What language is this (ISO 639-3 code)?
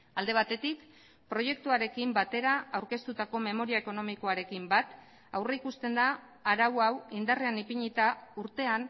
eus